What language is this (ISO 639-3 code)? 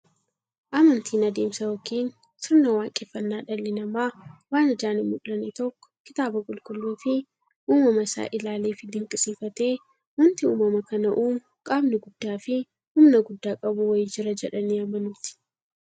orm